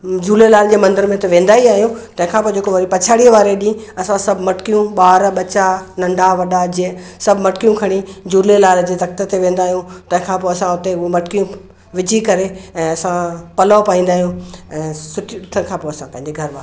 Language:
Sindhi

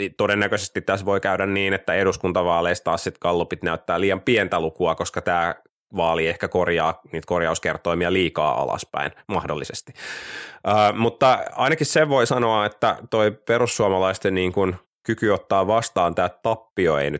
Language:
Finnish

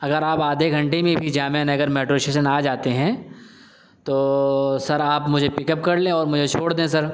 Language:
Urdu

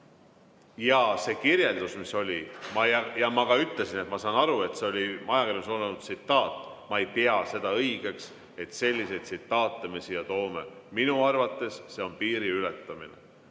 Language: Estonian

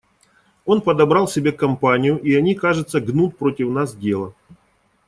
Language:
Russian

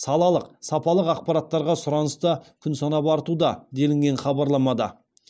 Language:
Kazakh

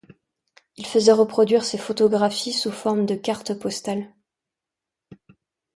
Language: French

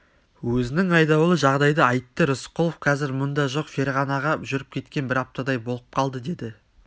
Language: Kazakh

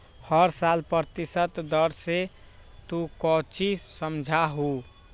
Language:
Magahi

